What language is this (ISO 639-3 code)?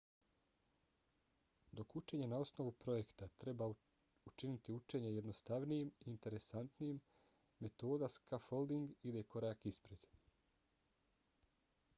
bos